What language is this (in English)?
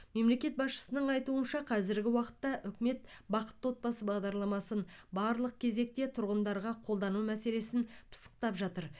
Kazakh